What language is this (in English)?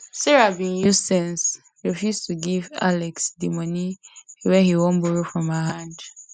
Nigerian Pidgin